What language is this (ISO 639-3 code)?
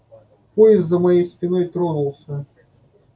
rus